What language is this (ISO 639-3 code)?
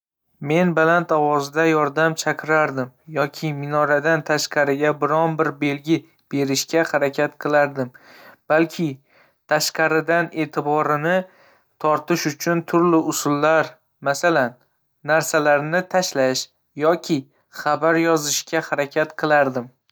uzb